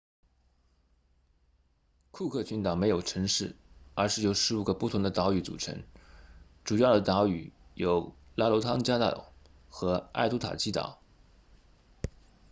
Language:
Chinese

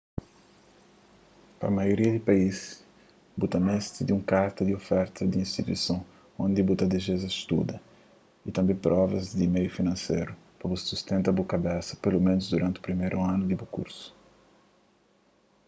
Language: Kabuverdianu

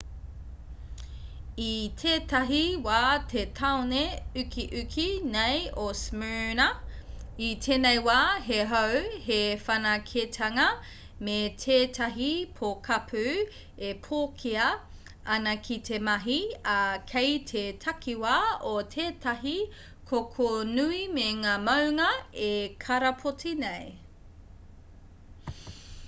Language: Māori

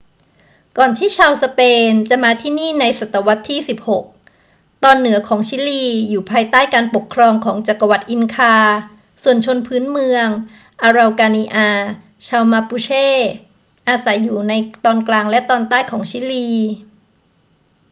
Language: Thai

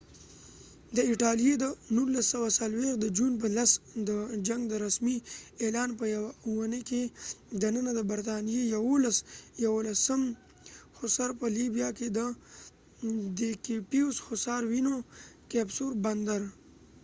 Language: Pashto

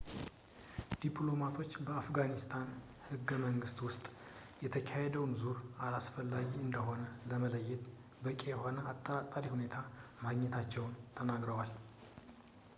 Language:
Amharic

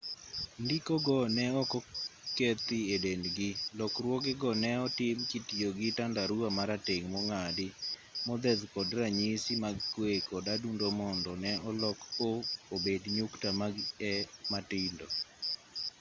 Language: Luo (Kenya and Tanzania)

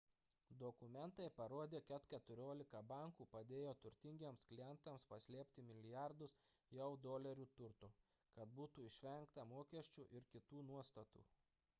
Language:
Lithuanian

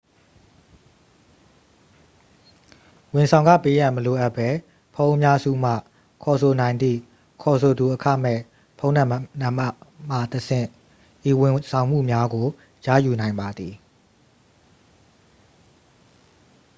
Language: Burmese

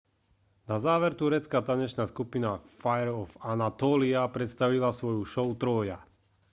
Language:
Slovak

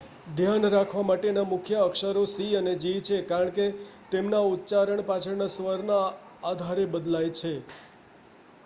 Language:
Gujarati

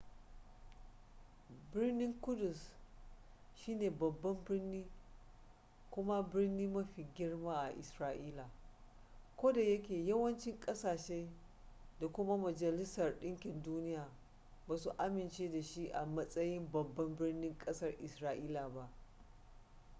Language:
Hausa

